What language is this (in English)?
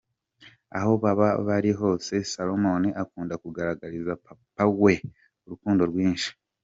Kinyarwanda